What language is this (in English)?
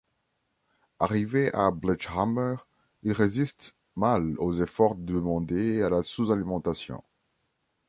French